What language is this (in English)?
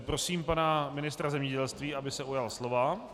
Czech